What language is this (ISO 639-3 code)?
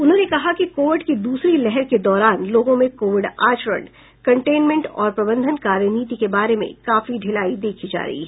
hin